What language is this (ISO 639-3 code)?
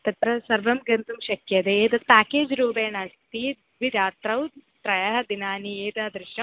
san